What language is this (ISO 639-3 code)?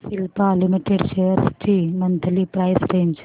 mar